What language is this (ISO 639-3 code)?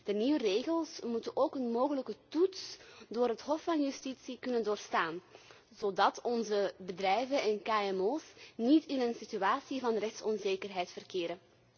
nld